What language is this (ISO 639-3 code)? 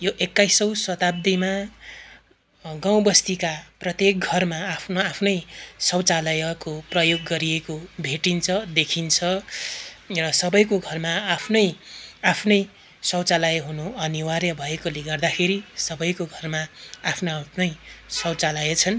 nep